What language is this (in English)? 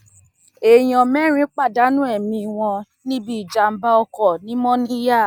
Yoruba